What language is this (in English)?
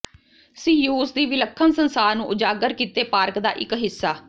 Punjabi